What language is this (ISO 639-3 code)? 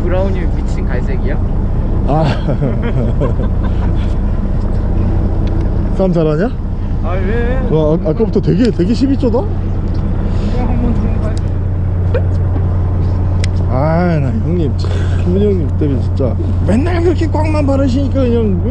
kor